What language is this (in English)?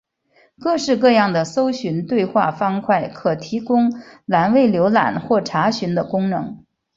Chinese